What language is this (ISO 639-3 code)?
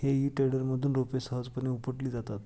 mar